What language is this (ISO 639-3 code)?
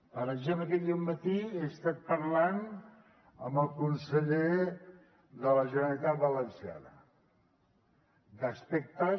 cat